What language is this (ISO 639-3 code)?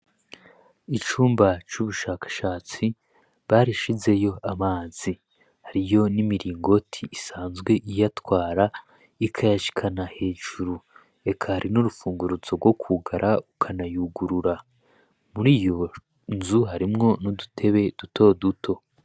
run